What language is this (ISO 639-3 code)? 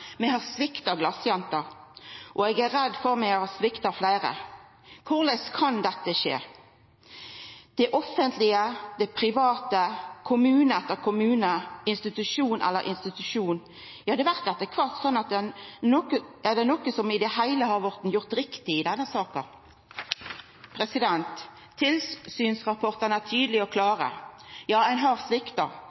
nno